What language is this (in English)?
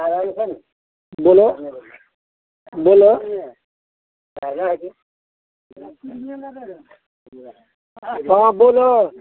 Maithili